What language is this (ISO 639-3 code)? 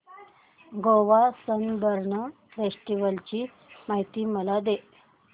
mar